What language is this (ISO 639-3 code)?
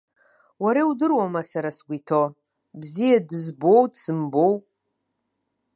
abk